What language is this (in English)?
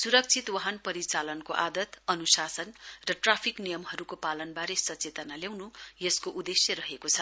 Nepali